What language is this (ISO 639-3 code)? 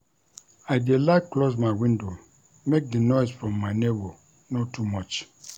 pcm